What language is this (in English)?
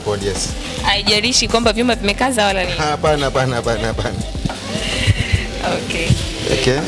Swahili